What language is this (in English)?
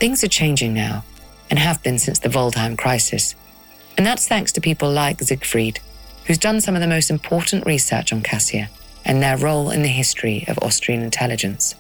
English